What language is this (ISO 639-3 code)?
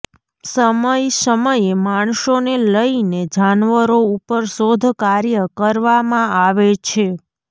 guj